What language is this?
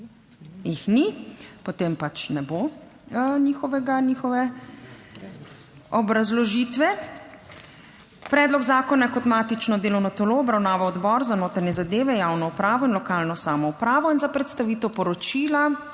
Slovenian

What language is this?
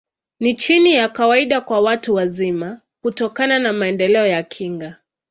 Swahili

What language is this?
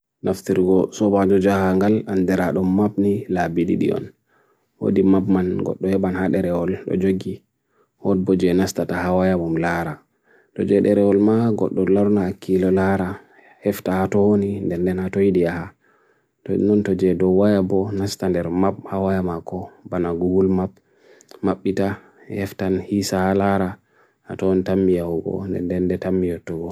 Bagirmi Fulfulde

